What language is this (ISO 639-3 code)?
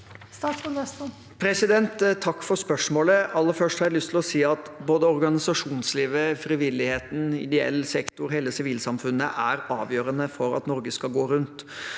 nor